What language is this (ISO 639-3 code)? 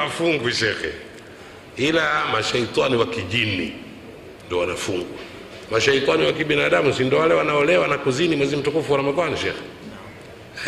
swa